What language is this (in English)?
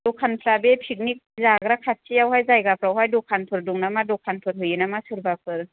Bodo